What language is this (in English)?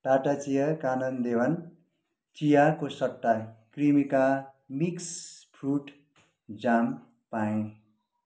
Nepali